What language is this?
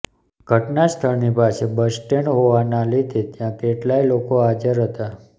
Gujarati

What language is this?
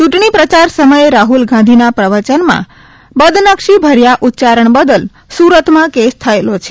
Gujarati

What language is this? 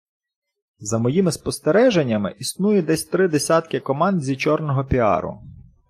Ukrainian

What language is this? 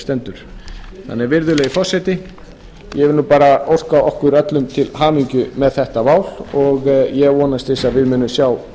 Icelandic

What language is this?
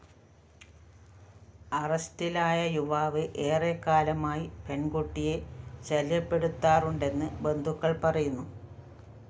Malayalam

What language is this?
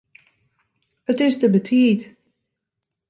Western Frisian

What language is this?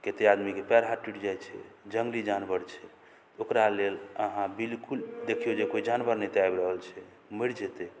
Maithili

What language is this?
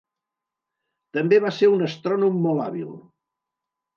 Catalan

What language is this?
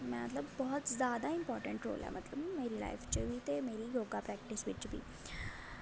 Dogri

